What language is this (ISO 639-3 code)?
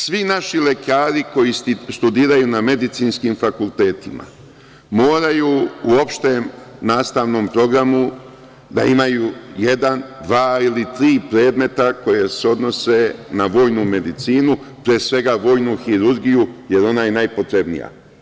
srp